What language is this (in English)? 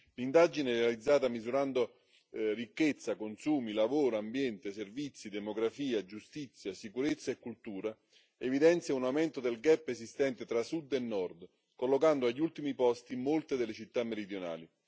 Italian